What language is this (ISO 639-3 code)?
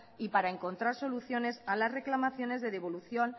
spa